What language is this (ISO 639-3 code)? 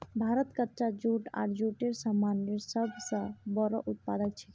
mag